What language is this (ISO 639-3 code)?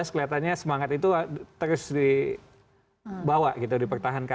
ind